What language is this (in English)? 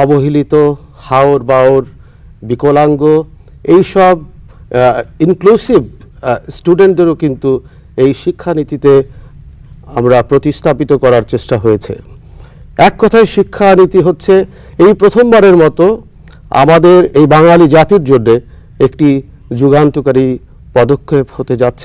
Hindi